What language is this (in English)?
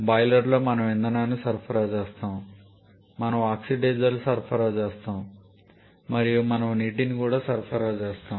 Telugu